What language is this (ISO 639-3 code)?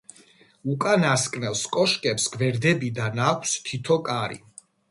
kat